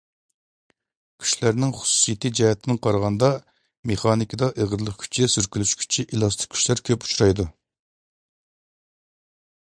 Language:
Uyghur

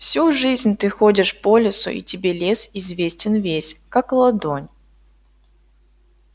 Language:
Russian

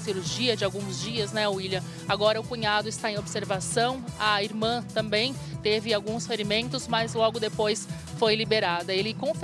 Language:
Portuguese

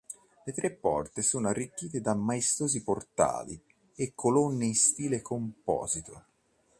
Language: Italian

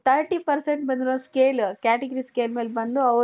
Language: Kannada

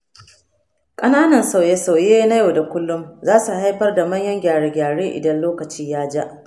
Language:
Hausa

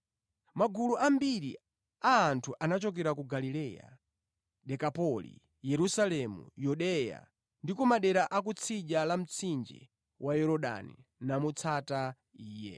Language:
Nyanja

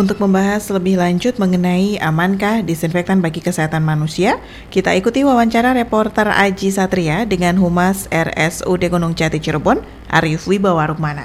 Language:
Indonesian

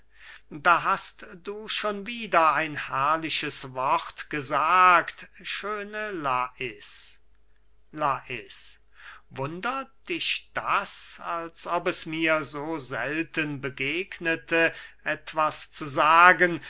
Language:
German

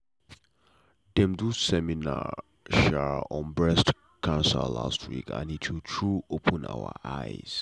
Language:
Nigerian Pidgin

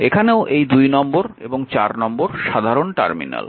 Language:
Bangla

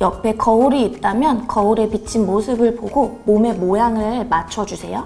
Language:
Korean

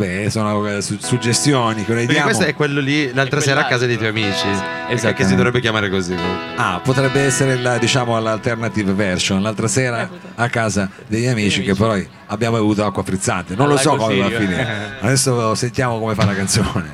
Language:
Italian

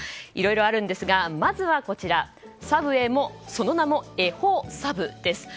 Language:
Japanese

